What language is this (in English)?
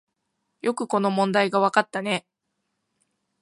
Japanese